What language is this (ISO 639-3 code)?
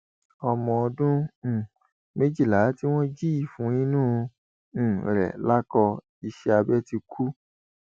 yor